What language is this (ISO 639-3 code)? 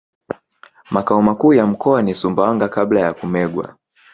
swa